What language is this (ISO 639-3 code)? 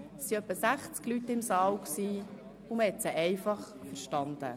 gsw